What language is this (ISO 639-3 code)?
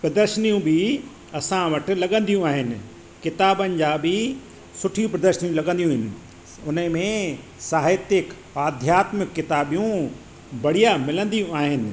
snd